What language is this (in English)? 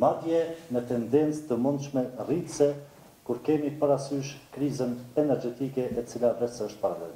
Romanian